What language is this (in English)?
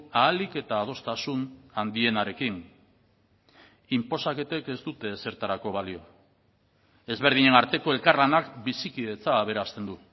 Basque